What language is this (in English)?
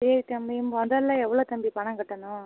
Tamil